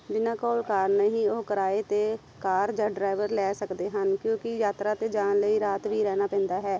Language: Punjabi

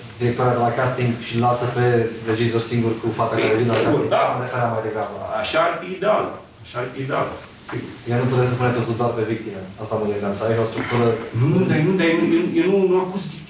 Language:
Romanian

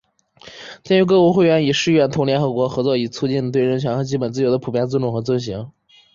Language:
Chinese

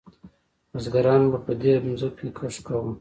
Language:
Pashto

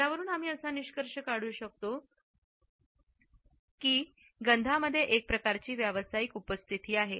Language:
Marathi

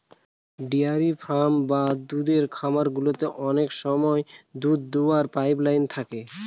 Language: Bangla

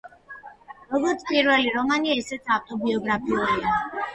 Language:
Georgian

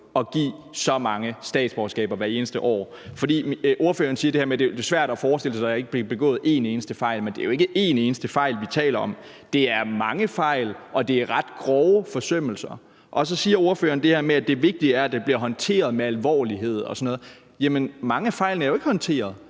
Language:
Danish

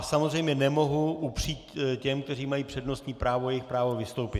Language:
Czech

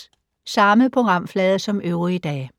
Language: Danish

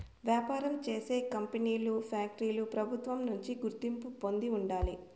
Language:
Telugu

